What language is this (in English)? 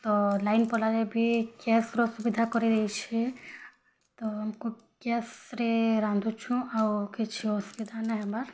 Odia